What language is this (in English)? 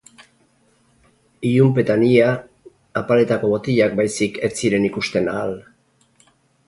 Basque